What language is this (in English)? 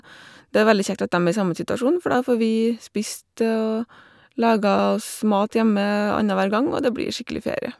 Norwegian